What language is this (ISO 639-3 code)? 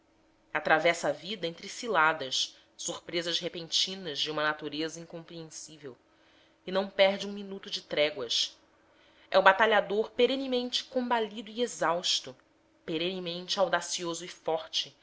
por